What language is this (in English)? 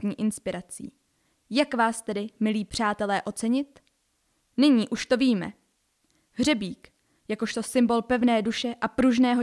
Czech